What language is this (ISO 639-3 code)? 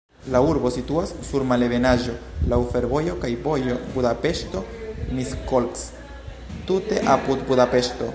epo